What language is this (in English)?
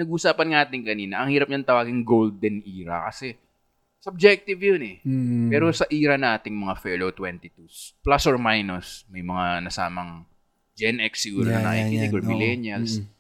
Filipino